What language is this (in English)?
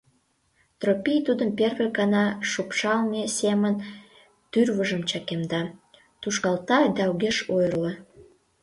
Mari